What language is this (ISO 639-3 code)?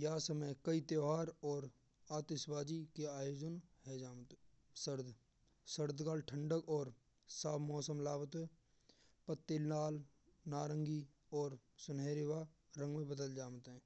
bra